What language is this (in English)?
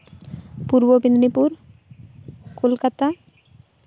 Santali